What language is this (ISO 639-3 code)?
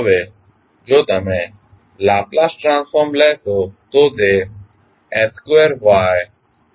guj